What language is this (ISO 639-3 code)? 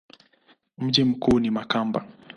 swa